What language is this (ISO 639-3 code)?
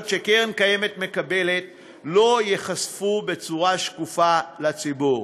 heb